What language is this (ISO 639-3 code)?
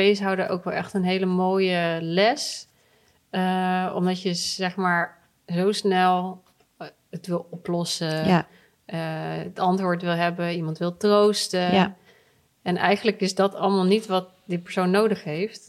nld